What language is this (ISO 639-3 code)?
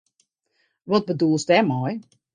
fry